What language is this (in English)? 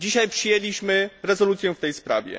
Polish